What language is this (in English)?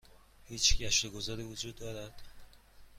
Persian